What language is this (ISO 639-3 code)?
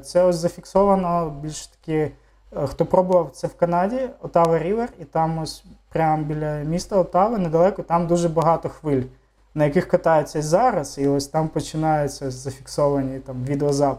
ukr